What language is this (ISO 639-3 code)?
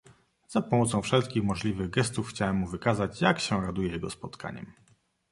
pol